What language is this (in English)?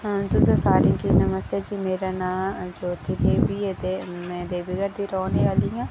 Dogri